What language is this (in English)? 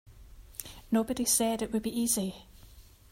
English